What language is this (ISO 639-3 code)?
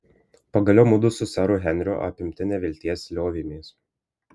lit